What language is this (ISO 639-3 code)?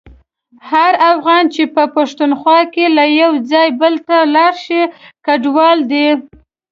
pus